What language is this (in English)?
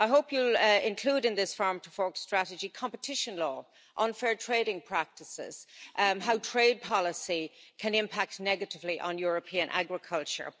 English